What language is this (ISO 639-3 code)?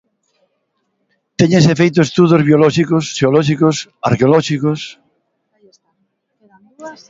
glg